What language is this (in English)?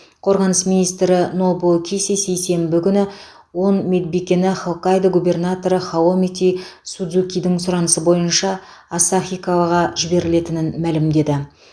Kazakh